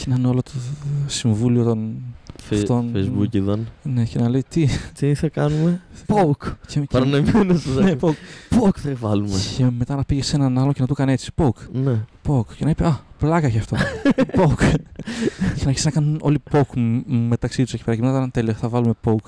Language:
Greek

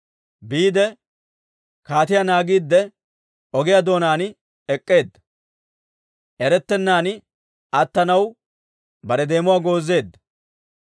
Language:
Dawro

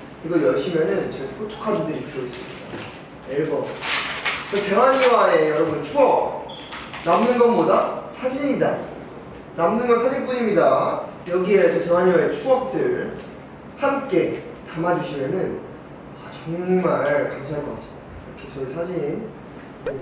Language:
Korean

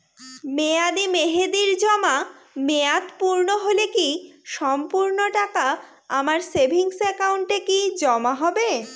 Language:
Bangla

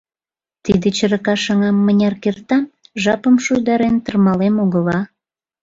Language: Mari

